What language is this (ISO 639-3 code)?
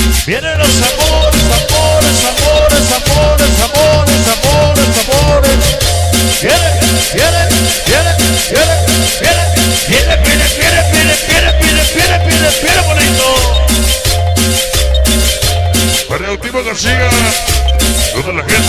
spa